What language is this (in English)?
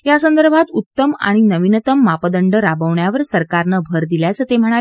Marathi